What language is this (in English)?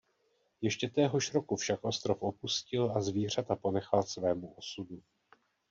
Czech